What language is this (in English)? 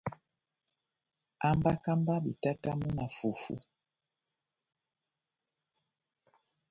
Batanga